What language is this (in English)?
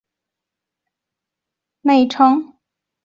Chinese